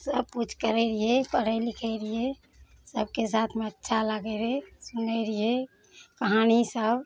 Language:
Maithili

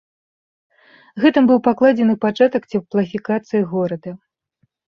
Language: Belarusian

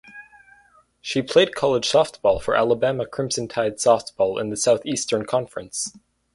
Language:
English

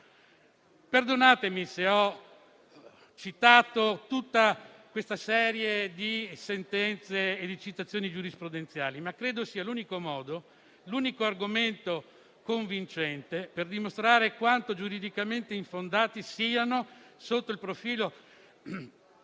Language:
Italian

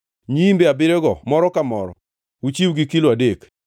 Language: Luo (Kenya and Tanzania)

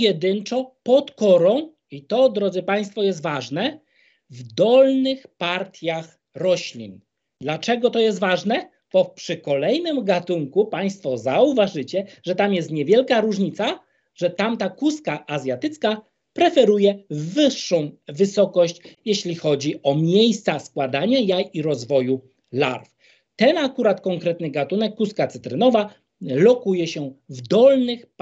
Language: Polish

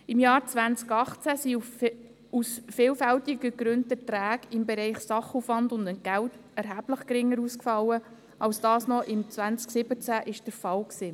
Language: Swiss German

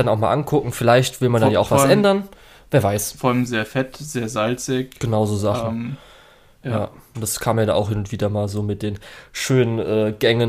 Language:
German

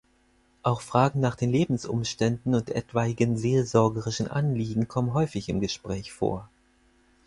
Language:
German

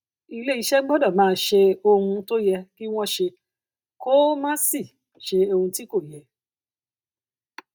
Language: Yoruba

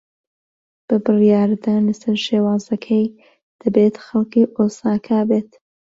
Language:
Central Kurdish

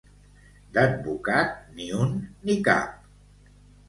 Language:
Catalan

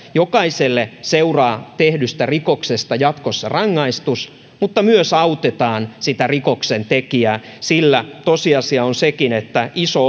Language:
Finnish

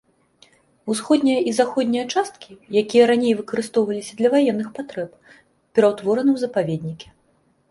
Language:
Belarusian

